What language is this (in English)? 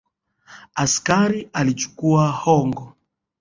Swahili